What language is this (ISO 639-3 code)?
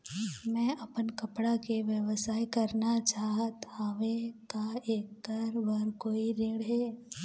hne